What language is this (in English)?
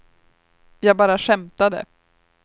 Swedish